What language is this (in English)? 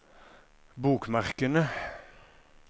Norwegian